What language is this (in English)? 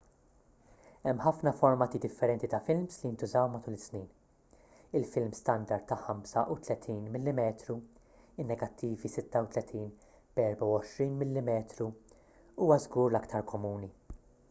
Maltese